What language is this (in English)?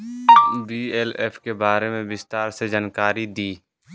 Bhojpuri